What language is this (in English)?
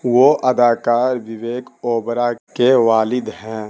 Urdu